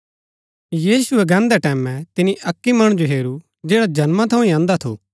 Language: Gaddi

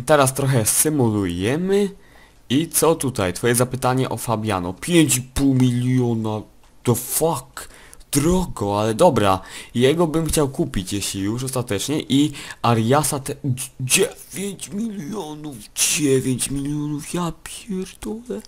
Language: Polish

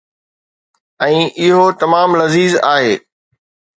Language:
Sindhi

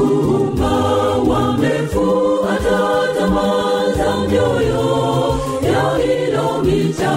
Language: Swahili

